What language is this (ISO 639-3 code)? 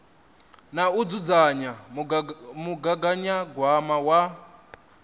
ven